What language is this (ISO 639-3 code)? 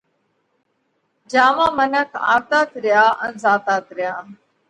kvx